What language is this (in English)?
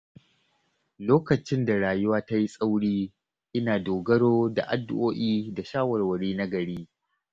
Hausa